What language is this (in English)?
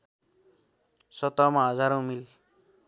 Nepali